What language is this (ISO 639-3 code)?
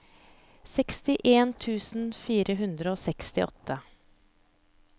nor